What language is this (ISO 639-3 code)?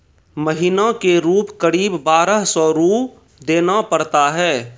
mai